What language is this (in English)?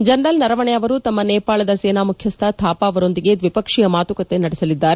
Kannada